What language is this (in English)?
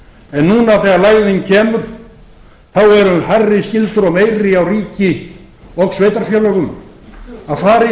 Icelandic